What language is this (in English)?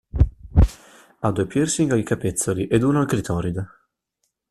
Italian